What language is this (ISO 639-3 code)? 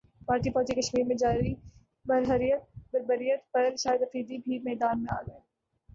urd